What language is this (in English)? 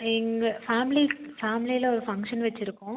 Tamil